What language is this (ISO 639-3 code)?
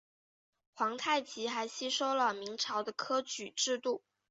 zho